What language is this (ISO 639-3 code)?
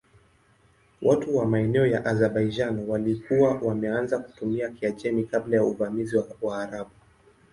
swa